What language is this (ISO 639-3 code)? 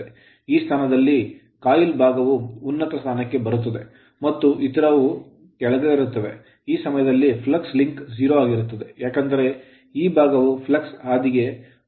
kan